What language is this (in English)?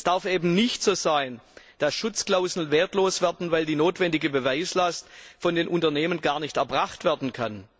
German